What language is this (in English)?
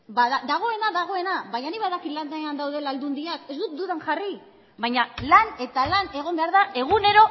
Basque